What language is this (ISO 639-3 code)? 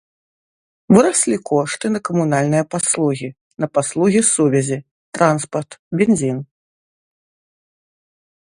bel